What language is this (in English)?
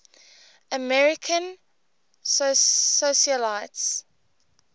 English